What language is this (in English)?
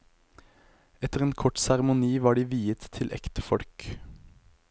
Norwegian